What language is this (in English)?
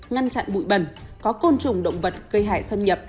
Vietnamese